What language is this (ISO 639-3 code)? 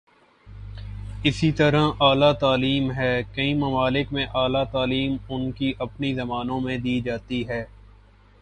urd